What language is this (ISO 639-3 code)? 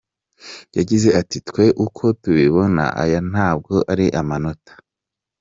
kin